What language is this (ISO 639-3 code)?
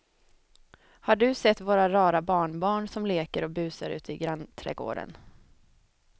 swe